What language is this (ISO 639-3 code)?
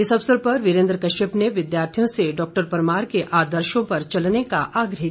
hin